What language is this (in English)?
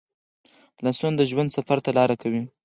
Pashto